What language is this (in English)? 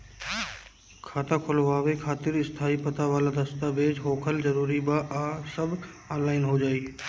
Bhojpuri